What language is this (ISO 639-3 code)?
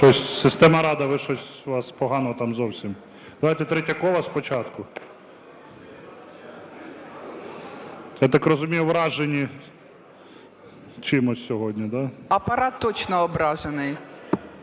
ukr